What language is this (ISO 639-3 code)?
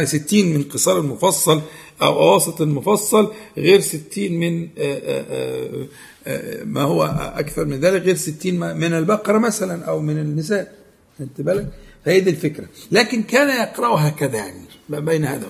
ara